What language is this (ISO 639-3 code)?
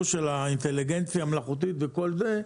heb